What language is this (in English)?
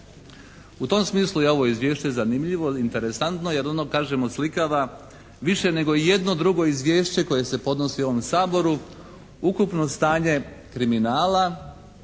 Croatian